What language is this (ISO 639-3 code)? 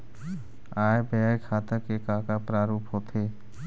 hne